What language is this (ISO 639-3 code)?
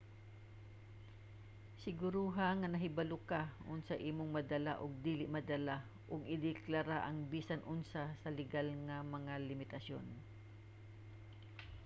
ceb